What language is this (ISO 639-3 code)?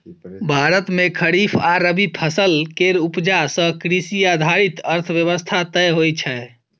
mai